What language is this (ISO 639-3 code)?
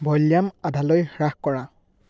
asm